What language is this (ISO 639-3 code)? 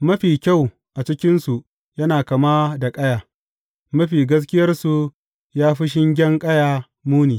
hau